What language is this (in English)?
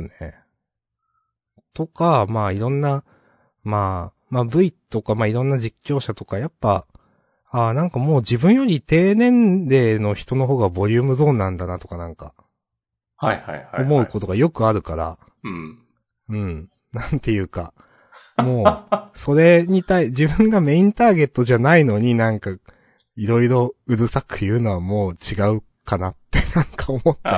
Japanese